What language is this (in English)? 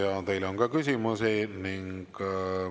Estonian